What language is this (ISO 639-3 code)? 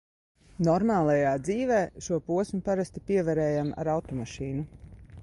lav